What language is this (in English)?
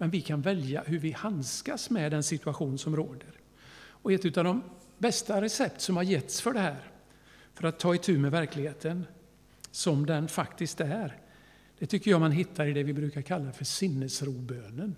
Swedish